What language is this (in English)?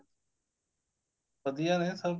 Punjabi